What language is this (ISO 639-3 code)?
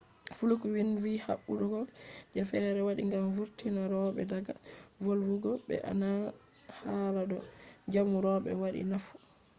ful